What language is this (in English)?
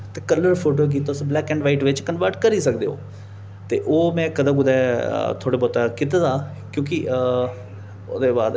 Dogri